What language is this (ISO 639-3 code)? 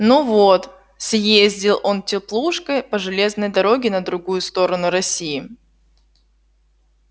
rus